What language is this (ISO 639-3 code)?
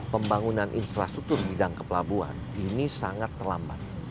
ind